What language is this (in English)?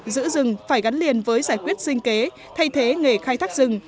Vietnamese